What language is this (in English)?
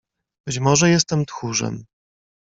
Polish